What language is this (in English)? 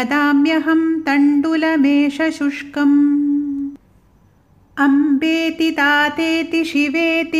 Malayalam